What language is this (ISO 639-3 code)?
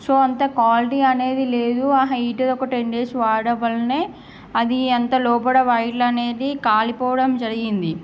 tel